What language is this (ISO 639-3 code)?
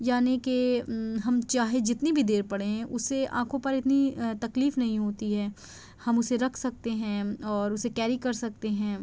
urd